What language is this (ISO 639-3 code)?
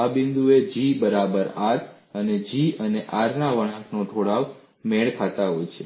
guj